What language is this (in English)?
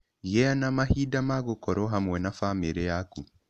Kikuyu